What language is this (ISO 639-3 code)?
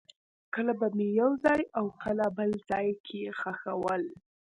pus